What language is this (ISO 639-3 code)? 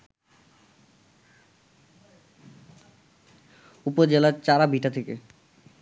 ben